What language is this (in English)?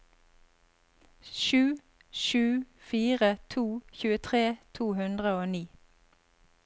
Norwegian